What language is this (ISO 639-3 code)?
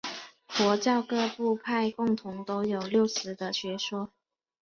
zho